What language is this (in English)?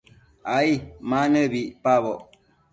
Matsés